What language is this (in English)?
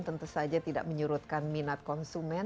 Indonesian